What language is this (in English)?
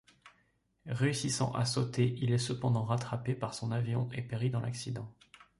French